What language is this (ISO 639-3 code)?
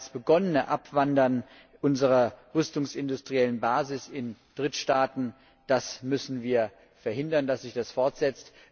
deu